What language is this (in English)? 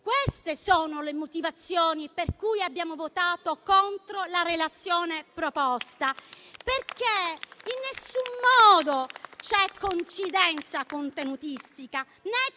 Italian